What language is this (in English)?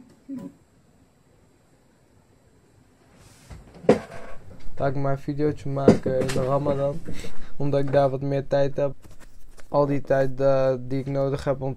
Dutch